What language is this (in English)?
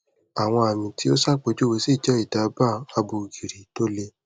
Yoruba